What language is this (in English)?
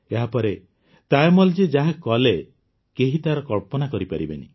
Odia